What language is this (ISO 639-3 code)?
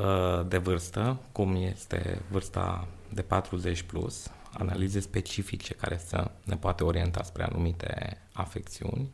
ron